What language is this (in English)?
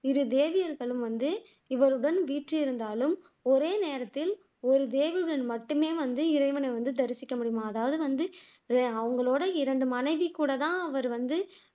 Tamil